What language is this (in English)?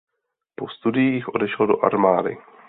Czech